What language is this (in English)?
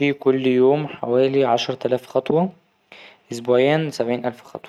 Egyptian Arabic